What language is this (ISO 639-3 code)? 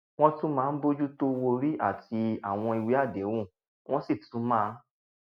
yor